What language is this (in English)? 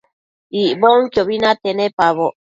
Matsés